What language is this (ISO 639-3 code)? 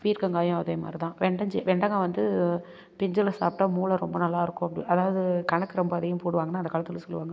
tam